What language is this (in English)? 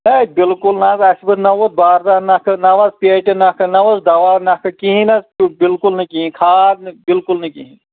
Kashmiri